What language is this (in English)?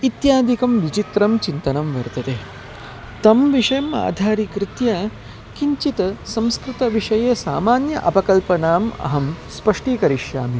Sanskrit